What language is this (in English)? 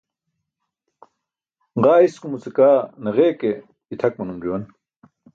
Burushaski